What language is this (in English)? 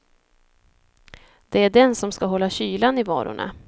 Swedish